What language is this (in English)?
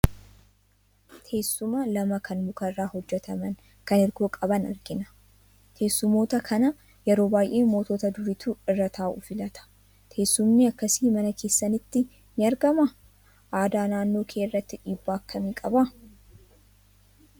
Oromo